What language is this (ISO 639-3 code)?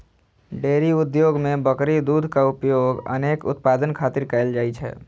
mai